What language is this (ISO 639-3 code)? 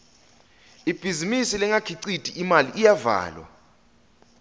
ssw